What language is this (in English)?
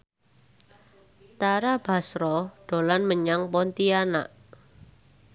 Javanese